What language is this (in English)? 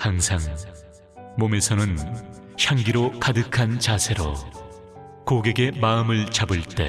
Korean